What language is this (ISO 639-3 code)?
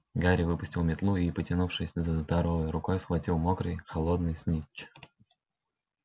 rus